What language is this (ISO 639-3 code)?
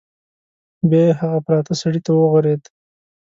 pus